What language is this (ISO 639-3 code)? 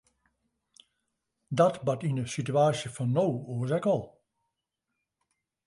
fry